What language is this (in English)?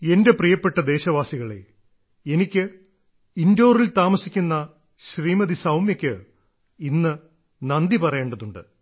Malayalam